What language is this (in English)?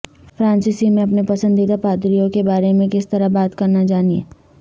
Urdu